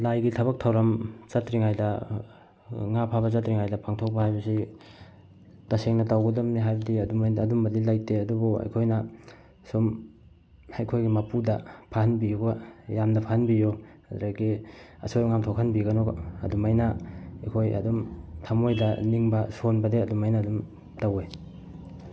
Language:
Manipuri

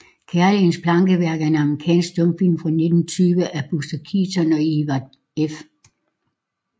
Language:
Danish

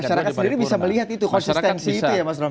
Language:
Indonesian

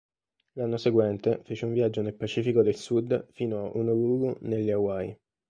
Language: Italian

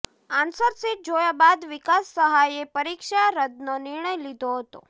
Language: Gujarati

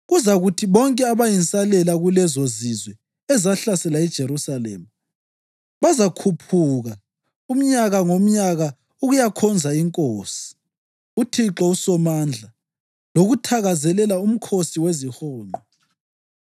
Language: North Ndebele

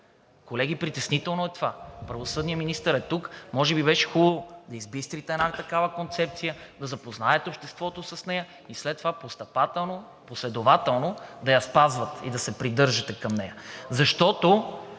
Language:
Bulgarian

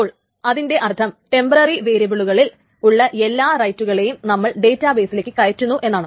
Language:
Malayalam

